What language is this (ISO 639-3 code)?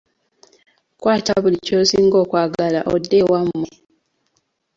lug